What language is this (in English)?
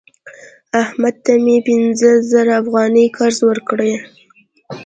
Pashto